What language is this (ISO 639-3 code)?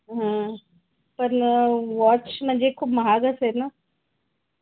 mar